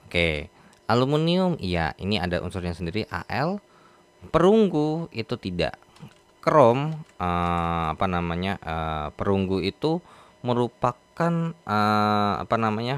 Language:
Indonesian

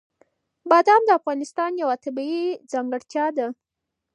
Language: Pashto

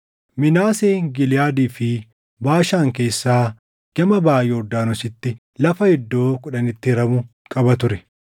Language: Oromo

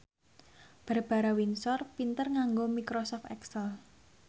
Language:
Javanese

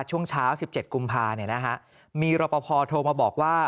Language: Thai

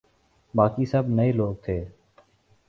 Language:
Urdu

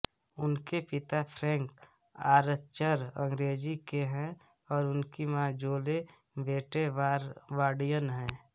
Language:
Hindi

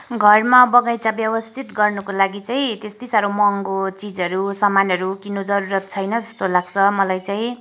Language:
Nepali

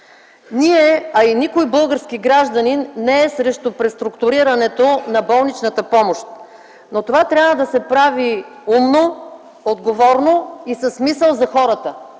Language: Bulgarian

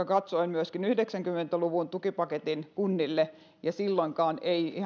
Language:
Finnish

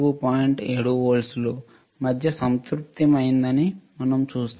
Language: Telugu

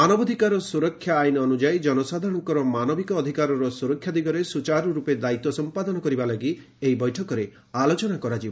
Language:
Odia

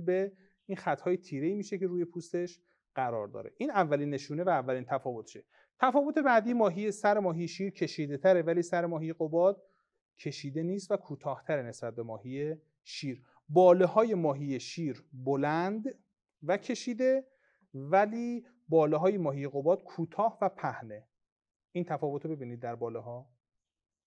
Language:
Persian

